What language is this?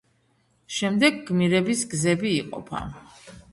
Georgian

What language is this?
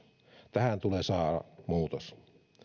Finnish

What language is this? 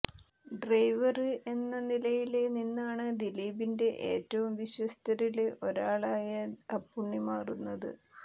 Malayalam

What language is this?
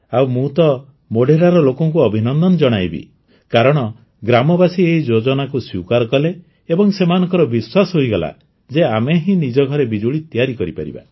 Odia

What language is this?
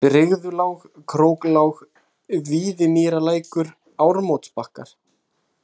Icelandic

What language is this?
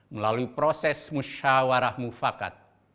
Indonesian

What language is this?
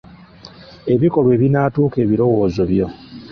Ganda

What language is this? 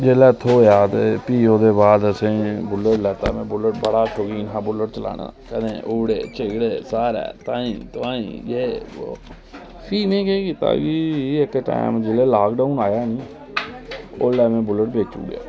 Dogri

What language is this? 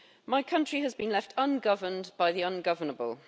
English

